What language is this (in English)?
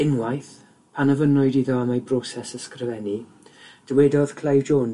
Welsh